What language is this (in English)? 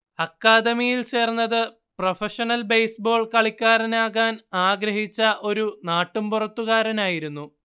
Malayalam